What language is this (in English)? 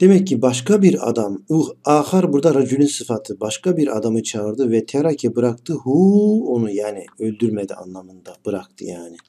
Turkish